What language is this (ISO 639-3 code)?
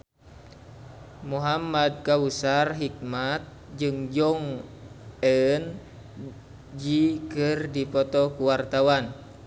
sun